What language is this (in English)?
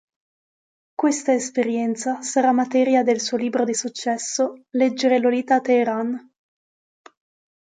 Italian